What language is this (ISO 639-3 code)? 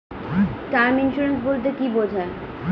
ben